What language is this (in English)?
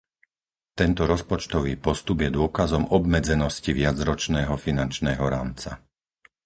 Slovak